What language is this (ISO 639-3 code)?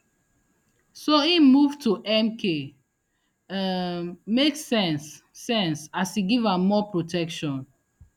pcm